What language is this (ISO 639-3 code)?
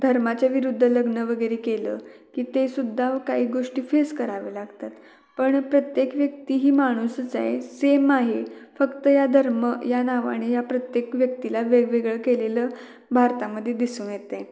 mar